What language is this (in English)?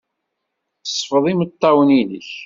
Kabyle